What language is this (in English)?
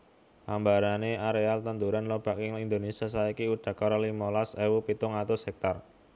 Javanese